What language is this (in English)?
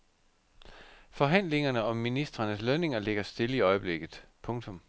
Danish